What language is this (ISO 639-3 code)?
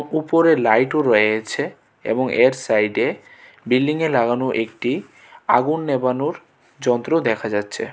ben